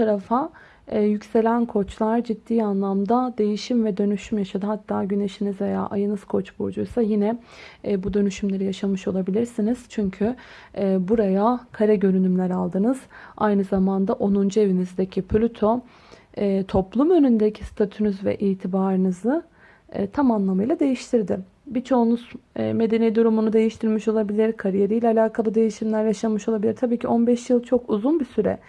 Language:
Turkish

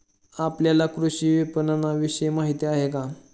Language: Marathi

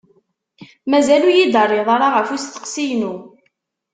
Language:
Kabyle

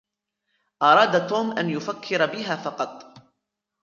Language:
Arabic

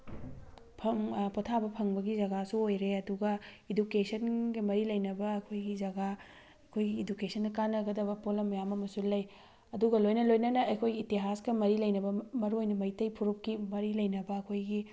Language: Manipuri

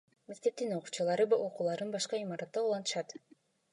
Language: Kyrgyz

